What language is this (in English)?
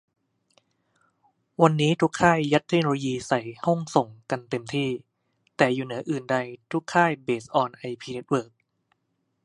Thai